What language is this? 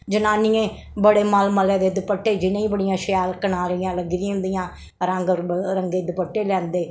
Dogri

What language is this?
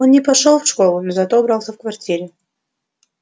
Russian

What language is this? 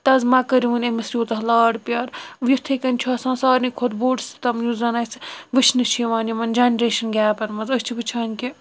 Kashmiri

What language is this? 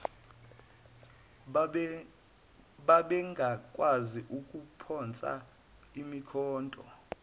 Zulu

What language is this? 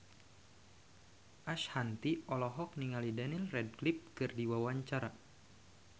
Sundanese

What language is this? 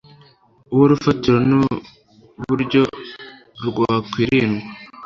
Kinyarwanda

